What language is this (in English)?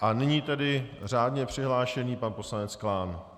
Czech